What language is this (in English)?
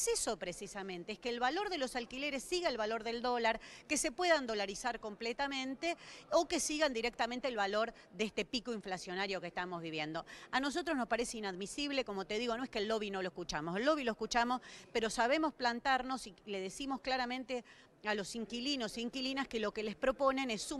Spanish